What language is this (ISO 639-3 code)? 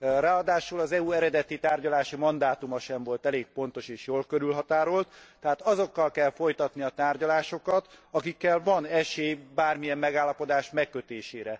hun